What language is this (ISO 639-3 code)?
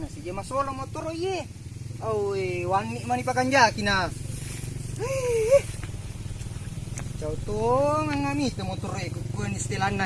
ind